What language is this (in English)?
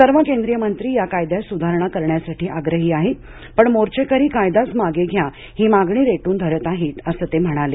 Marathi